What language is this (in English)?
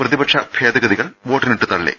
Malayalam